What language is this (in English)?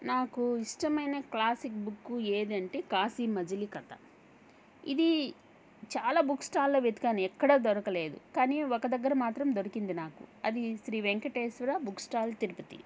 Telugu